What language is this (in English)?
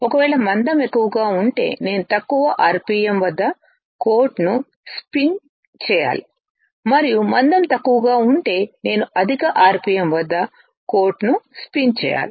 Telugu